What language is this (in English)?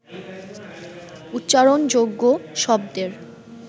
Bangla